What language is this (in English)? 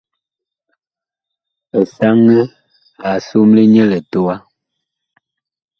Bakoko